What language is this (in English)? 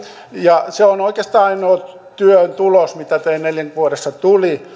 Finnish